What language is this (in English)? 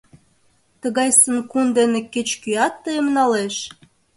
Mari